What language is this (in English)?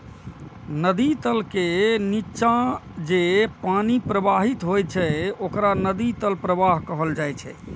Maithili